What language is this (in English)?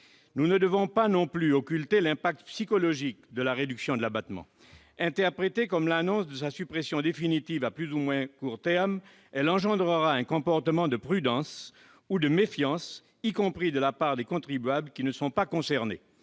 French